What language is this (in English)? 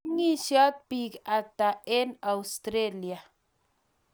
Kalenjin